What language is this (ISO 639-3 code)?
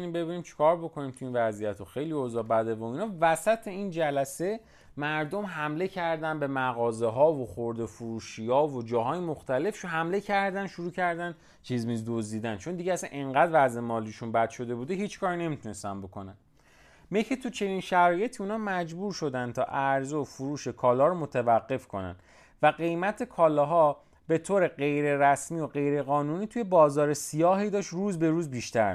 fas